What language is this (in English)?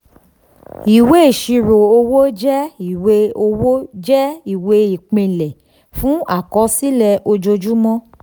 Yoruba